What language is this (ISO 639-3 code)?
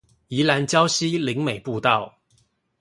zho